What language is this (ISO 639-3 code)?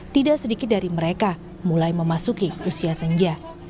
ind